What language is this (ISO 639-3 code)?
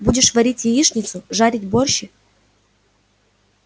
rus